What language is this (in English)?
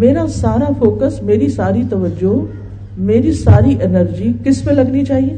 Urdu